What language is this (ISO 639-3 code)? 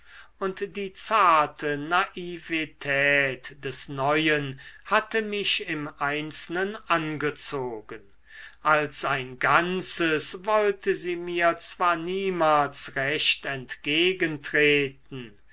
deu